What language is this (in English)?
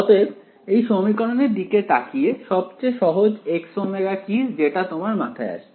Bangla